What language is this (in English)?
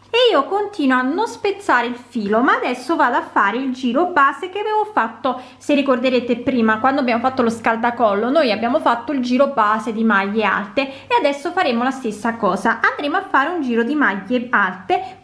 Italian